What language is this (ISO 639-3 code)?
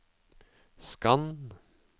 nor